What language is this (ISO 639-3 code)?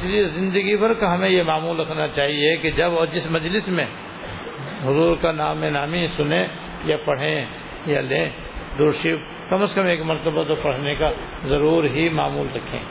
urd